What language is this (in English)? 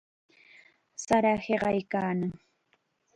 Chiquián Ancash Quechua